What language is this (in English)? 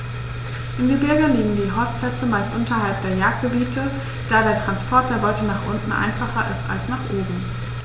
German